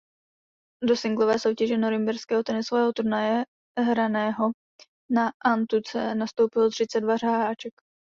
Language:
Czech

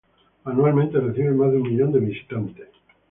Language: Spanish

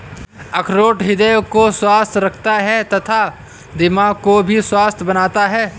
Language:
Hindi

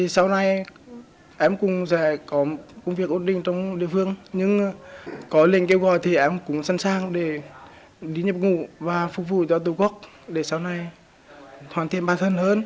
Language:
Vietnamese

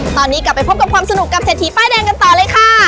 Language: Thai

